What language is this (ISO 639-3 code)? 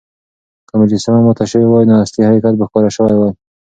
pus